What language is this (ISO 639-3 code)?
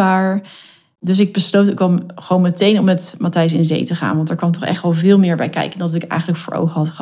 nld